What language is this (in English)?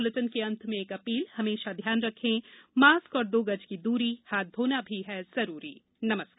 Hindi